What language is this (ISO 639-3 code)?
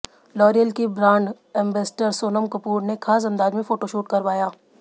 hin